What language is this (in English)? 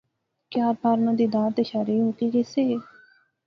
Pahari-Potwari